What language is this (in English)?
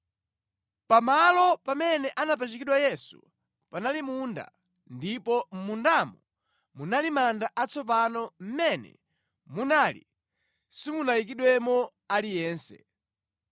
Nyanja